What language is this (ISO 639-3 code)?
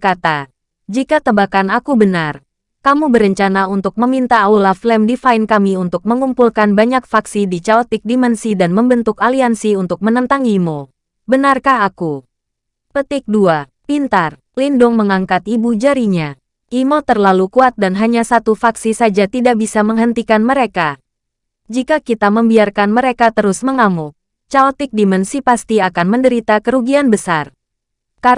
ind